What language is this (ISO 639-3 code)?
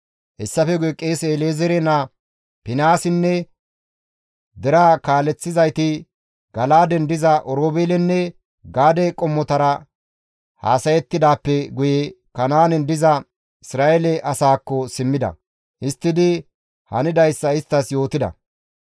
gmv